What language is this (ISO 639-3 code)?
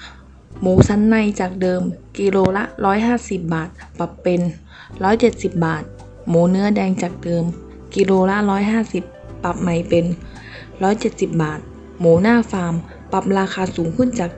tha